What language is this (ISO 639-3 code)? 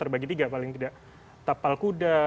ind